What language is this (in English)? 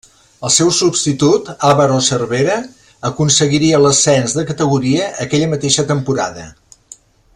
Catalan